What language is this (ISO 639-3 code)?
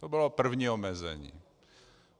ces